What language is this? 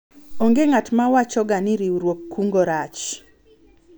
Luo (Kenya and Tanzania)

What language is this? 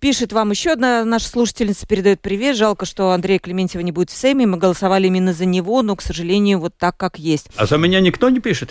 Russian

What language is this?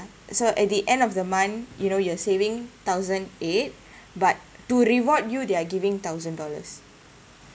English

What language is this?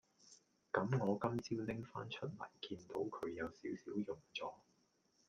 Cantonese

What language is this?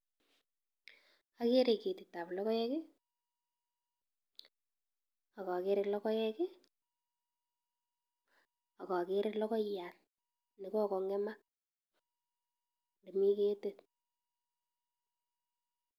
Kalenjin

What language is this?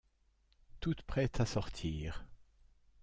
French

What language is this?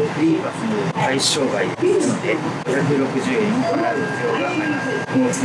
Japanese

